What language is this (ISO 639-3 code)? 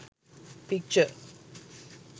sin